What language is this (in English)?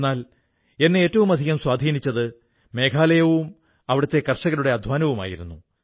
Malayalam